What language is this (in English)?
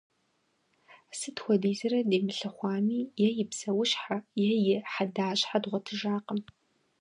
Kabardian